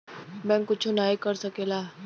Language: Bhojpuri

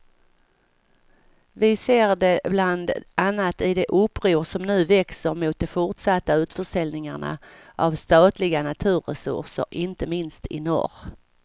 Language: Swedish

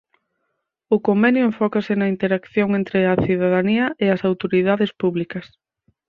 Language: Galician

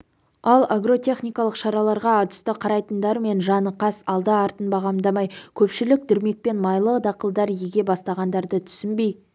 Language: Kazakh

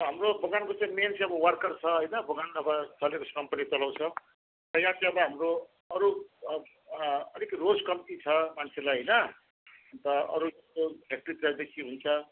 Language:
Nepali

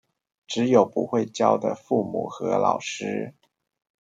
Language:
Chinese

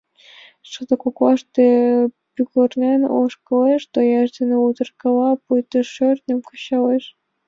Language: Mari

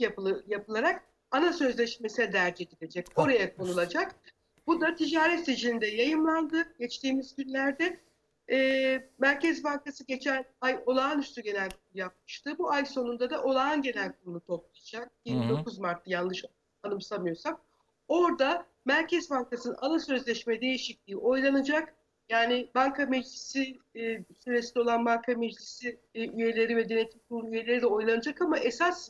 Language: Turkish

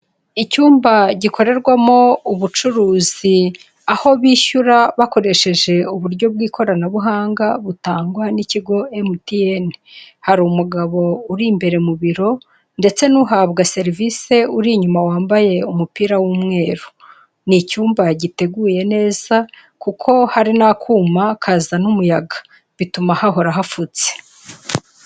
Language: Kinyarwanda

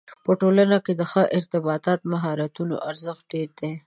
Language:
Pashto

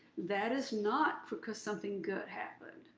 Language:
English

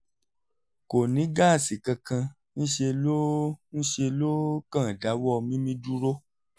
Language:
Yoruba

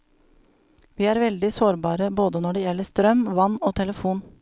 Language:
Norwegian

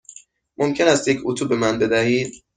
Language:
Persian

